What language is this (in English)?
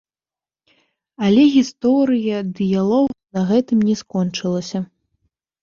Belarusian